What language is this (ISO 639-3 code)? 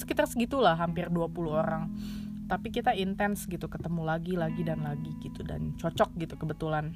ind